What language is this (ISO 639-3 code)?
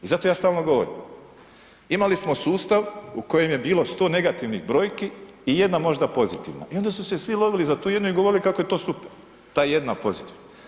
hrv